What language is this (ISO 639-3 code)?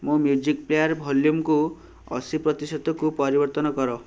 ori